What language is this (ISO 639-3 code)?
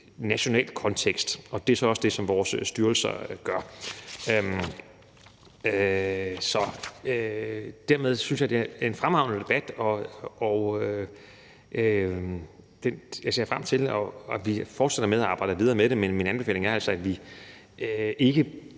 dan